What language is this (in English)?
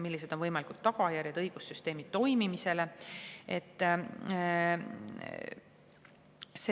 Estonian